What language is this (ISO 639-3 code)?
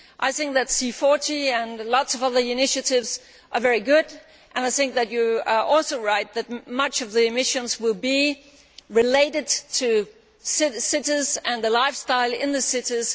eng